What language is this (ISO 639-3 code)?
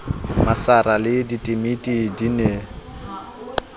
sot